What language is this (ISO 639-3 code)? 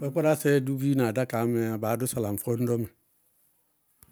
bqg